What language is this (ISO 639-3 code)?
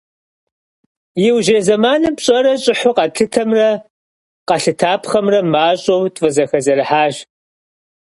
kbd